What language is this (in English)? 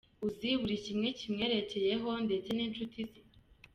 Kinyarwanda